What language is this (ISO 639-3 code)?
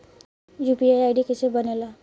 bho